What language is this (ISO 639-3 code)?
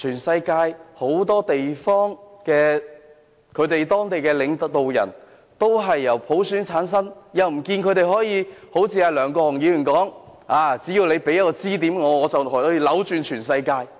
yue